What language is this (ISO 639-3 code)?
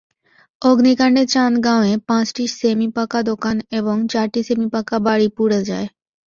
ben